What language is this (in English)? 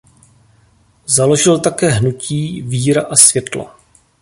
Czech